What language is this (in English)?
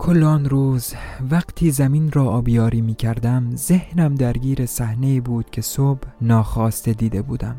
Persian